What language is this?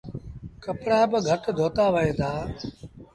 Sindhi Bhil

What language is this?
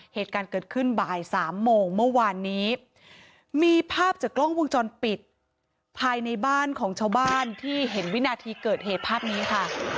Thai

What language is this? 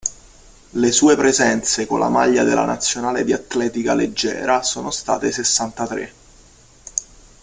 Italian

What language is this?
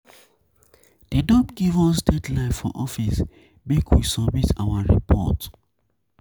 Nigerian Pidgin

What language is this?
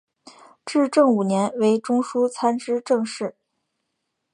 Chinese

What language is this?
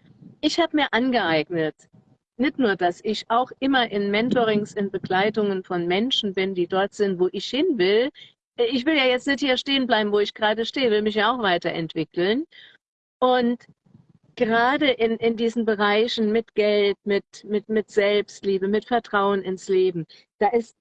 German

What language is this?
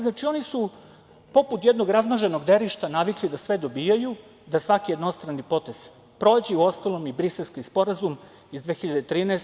Serbian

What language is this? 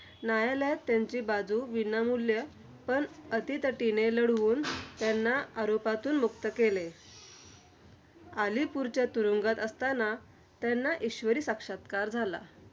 Marathi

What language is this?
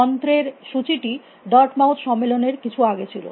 Bangla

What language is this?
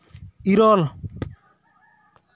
Santali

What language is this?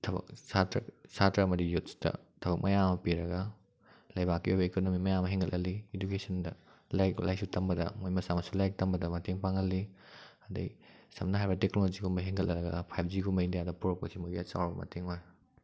Manipuri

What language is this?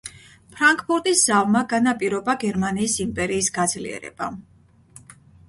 Georgian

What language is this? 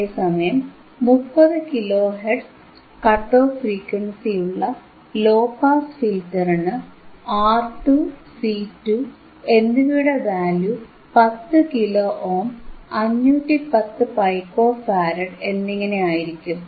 Malayalam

